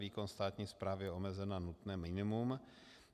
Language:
Czech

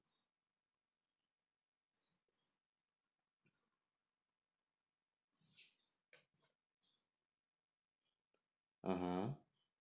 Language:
English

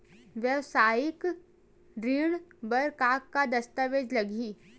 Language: Chhattisgarhi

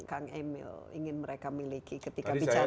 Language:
Indonesian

